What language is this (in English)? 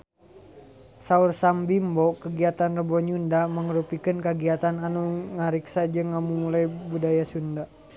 Sundanese